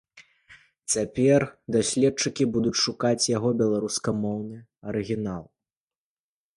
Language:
Belarusian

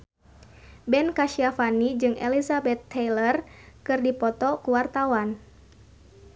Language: Sundanese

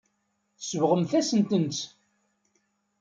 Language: Kabyle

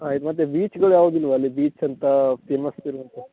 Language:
Kannada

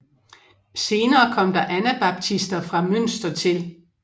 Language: Danish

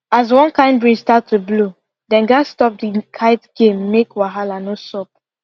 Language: Nigerian Pidgin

